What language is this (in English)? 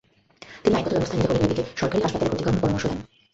Bangla